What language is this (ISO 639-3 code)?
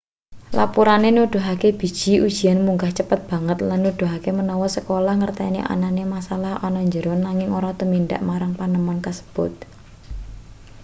jav